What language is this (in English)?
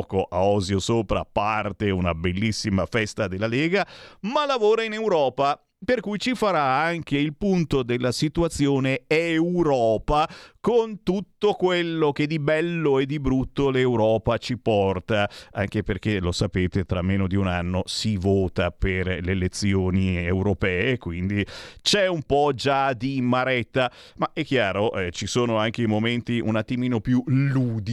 Italian